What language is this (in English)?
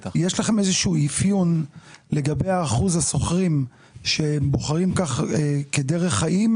Hebrew